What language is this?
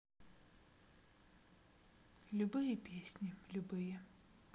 Russian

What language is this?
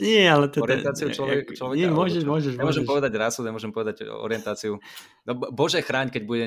Slovak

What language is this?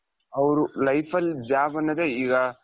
Kannada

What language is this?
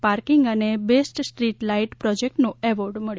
Gujarati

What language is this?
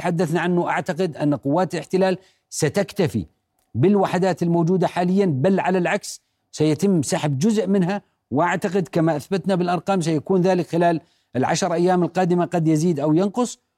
Arabic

